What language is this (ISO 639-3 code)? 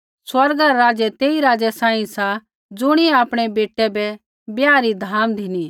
kfx